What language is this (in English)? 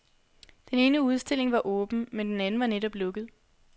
Danish